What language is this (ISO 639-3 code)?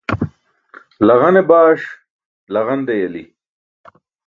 bsk